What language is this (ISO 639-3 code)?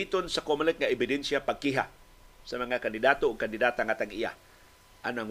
fil